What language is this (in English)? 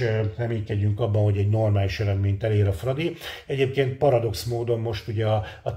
Hungarian